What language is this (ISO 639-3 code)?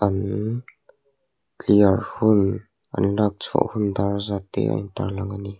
lus